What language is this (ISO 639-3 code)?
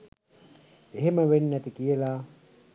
sin